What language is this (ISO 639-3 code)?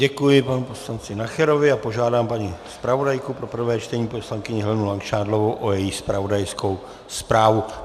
ces